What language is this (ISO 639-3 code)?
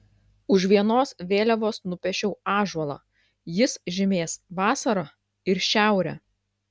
lit